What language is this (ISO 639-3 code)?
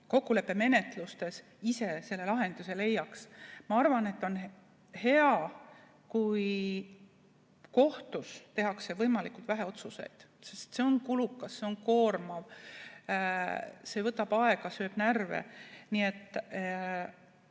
est